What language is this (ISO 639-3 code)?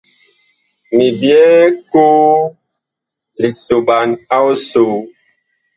bkh